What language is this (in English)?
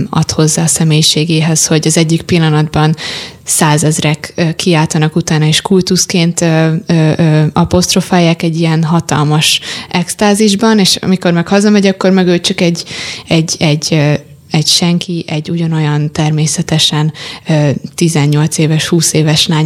Hungarian